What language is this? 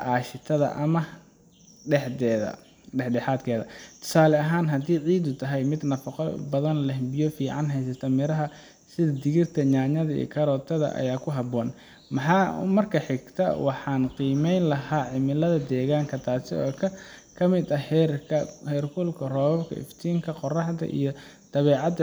Somali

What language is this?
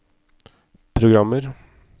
Norwegian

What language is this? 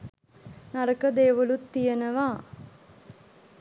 Sinhala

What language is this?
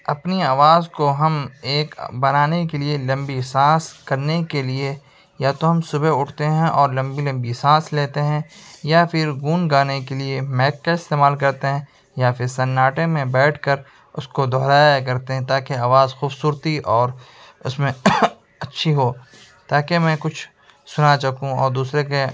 Urdu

